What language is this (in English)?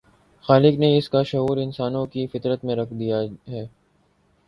Urdu